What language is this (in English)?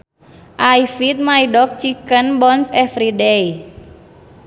Sundanese